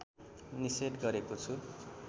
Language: Nepali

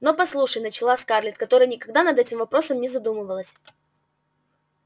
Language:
Russian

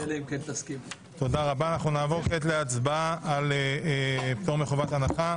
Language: Hebrew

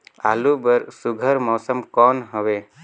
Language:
Chhattisgarhi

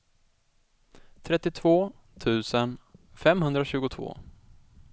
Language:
Swedish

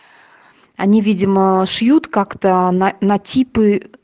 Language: Russian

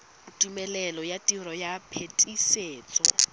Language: Tswana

